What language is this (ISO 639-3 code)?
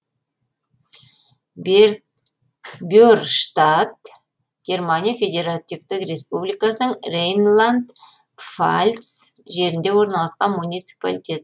kaz